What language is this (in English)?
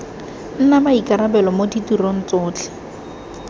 Tswana